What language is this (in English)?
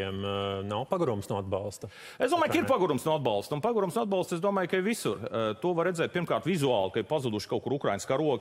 Latvian